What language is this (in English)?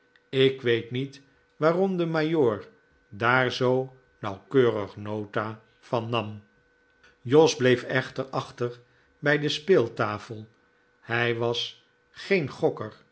Dutch